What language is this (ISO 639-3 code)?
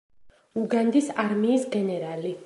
kat